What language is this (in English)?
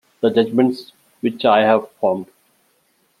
English